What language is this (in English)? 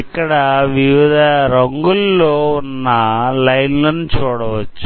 Telugu